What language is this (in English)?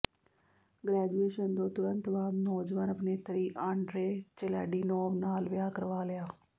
Punjabi